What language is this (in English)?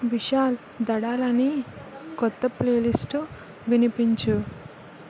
Telugu